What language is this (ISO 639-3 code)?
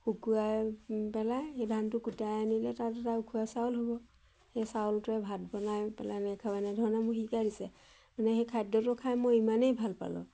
asm